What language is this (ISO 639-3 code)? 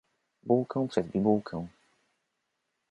pol